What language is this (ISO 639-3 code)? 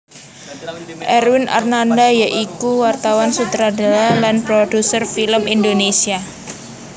jav